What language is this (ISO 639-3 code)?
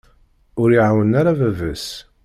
kab